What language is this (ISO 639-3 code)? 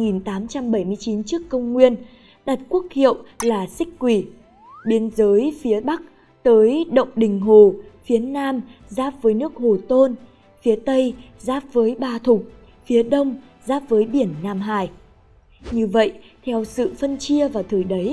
vie